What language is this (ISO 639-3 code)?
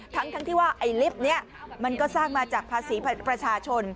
tha